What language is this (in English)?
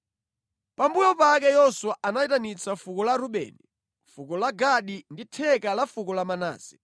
Nyanja